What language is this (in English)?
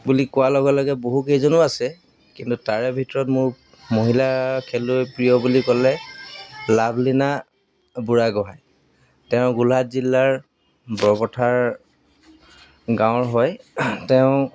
Assamese